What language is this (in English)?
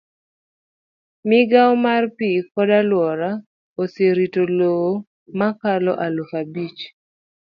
Luo (Kenya and Tanzania)